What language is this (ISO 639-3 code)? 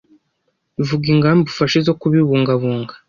kin